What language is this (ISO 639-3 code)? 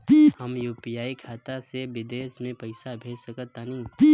bho